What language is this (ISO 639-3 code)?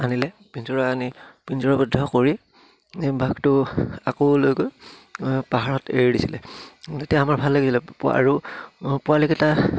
asm